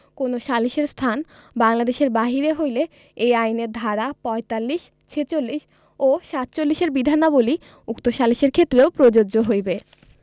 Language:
Bangla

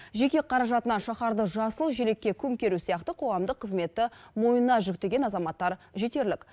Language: Kazakh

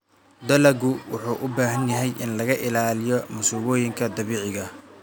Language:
Somali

